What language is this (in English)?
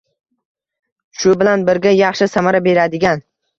Uzbek